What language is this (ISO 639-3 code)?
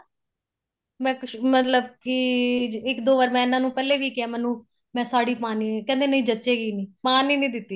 pan